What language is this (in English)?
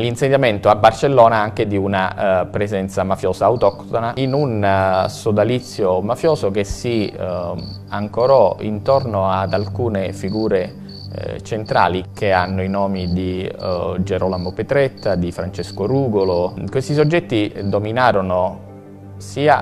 Italian